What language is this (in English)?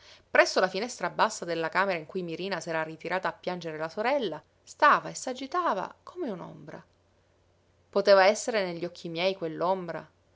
Italian